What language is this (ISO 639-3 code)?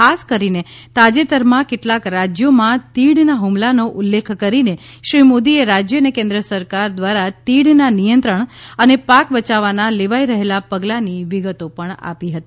guj